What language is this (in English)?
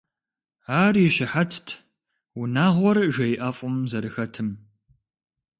Kabardian